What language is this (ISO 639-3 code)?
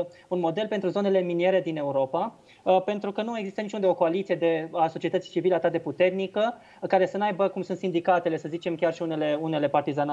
ron